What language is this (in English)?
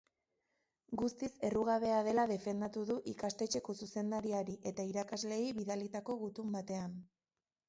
Basque